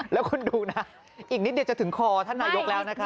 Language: Thai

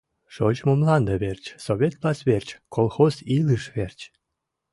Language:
Mari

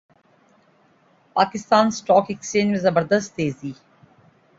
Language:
Urdu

